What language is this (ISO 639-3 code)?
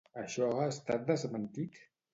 cat